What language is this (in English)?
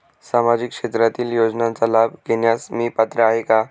Marathi